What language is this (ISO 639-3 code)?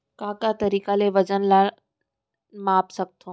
hne